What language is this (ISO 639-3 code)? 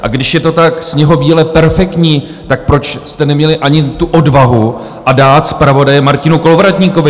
ces